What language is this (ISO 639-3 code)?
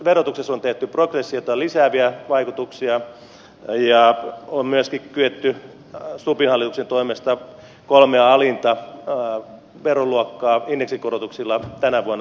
fin